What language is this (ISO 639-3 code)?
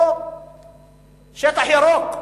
heb